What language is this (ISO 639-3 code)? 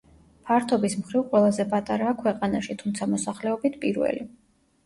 kat